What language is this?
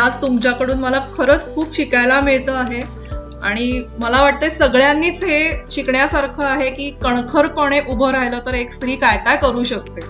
Marathi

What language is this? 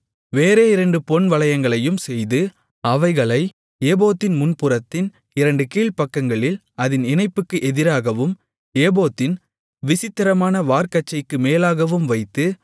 Tamil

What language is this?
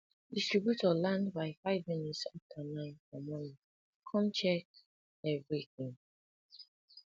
Nigerian Pidgin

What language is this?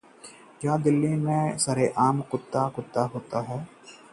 Hindi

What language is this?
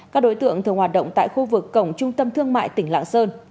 Vietnamese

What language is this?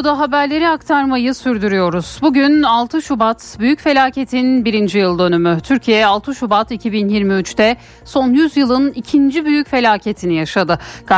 Turkish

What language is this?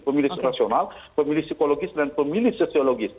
Indonesian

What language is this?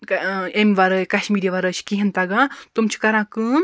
Kashmiri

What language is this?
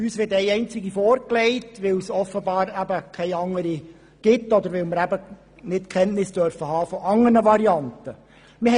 Swiss German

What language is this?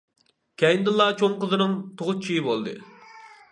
Uyghur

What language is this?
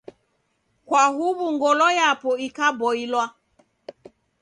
Taita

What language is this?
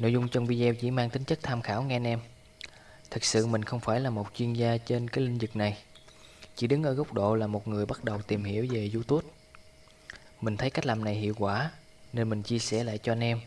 Vietnamese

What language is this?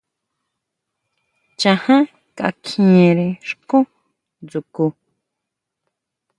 Huautla Mazatec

